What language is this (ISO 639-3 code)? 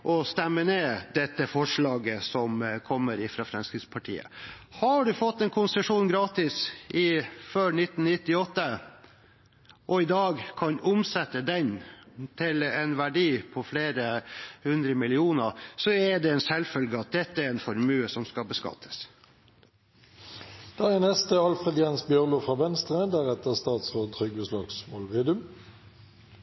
nor